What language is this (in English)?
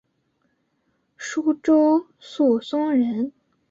Chinese